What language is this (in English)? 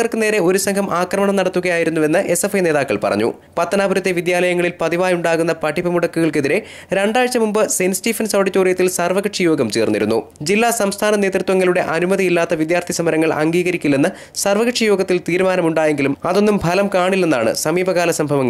Arabic